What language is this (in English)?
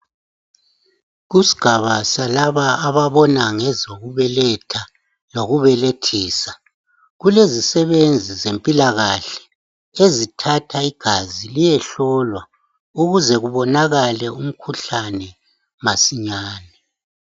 North Ndebele